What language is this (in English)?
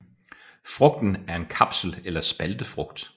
Danish